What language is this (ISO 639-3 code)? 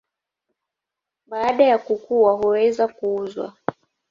swa